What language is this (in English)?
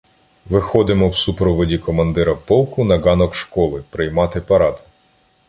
Ukrainian